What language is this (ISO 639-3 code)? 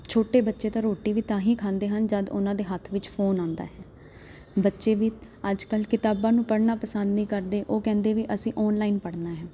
pan